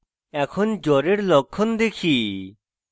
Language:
Bangla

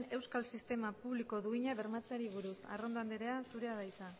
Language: Basque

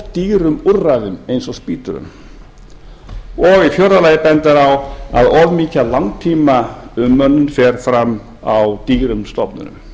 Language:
Icelandic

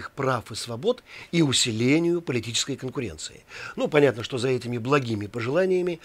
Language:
Russian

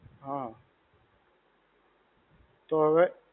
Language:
Gujarati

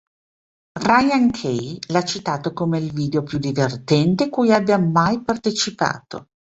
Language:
Italian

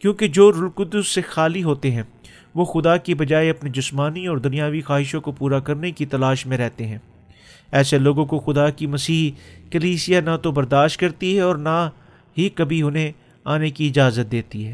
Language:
Urdu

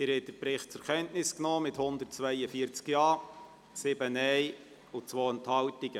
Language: Swiss German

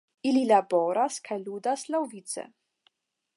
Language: Esperanto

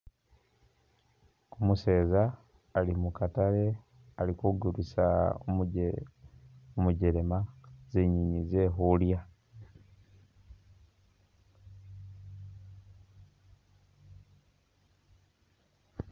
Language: Masaaba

